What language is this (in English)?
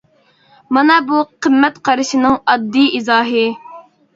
Uyghur